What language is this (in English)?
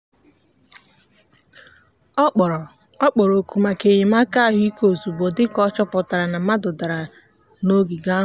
Igbo